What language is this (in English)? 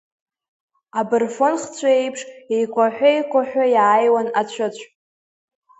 Abkhazian